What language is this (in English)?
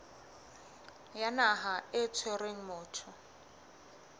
Southern Sotho